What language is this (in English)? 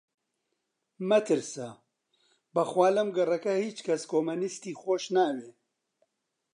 Central Kurdish